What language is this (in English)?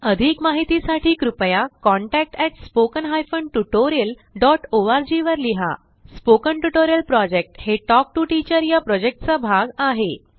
Marathi